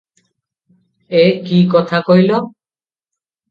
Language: Odia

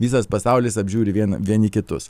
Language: Lithuanian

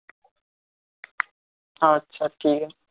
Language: Bangla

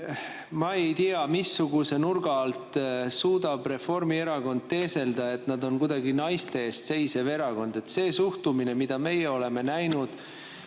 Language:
Estonian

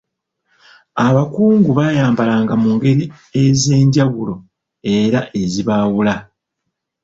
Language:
Ganda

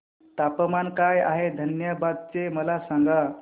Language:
Marathi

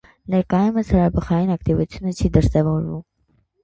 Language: Armenian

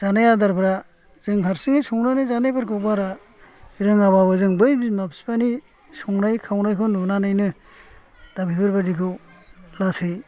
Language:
Bodo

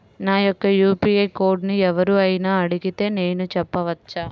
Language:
Telugu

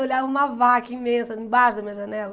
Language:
Portuguese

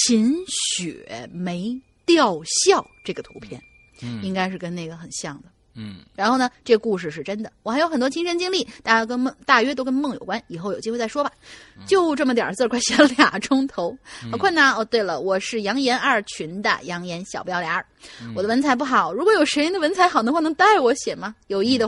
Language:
Chinese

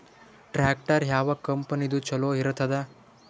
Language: Kannada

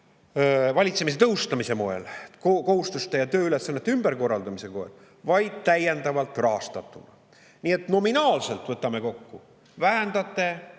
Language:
Estonian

